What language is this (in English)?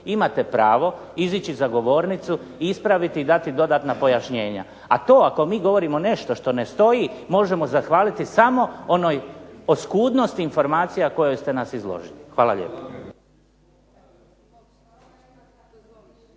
Croatian